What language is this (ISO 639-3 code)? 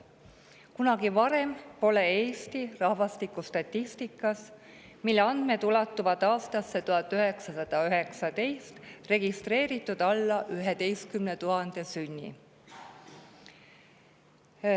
est